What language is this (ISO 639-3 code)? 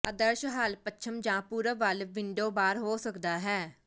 pan